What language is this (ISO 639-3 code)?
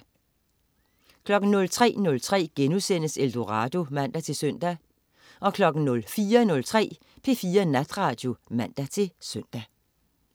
dan